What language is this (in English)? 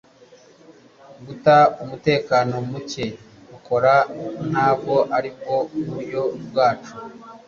Kinyarwanda